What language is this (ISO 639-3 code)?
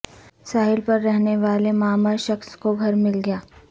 urd